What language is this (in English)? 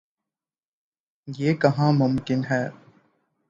Urdu